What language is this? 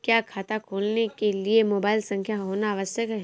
Hindi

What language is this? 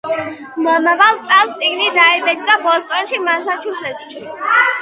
Georgian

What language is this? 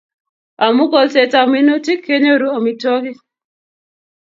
Kalenjin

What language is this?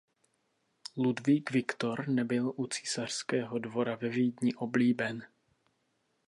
Czech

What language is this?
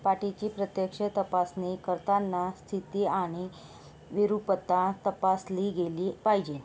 Marathi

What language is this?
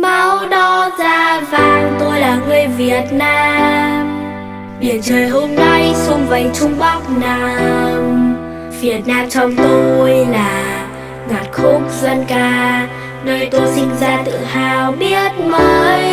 Vietnamese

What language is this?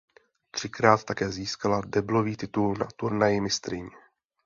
Czech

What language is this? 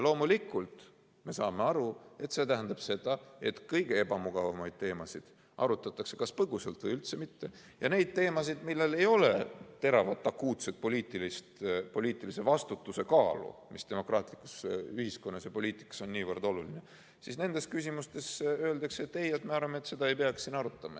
Estonian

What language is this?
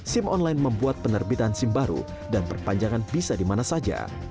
Indonesian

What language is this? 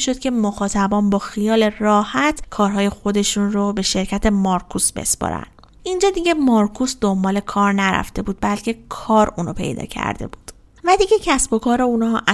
Persian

